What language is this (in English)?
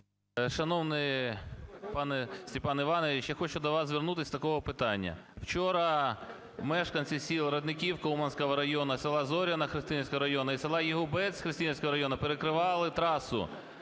Ukrainian